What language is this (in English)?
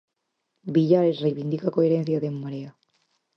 Galician